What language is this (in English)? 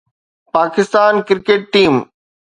Sindhi